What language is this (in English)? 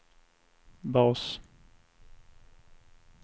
Swedish